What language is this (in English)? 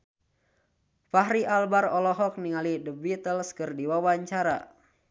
Sundanese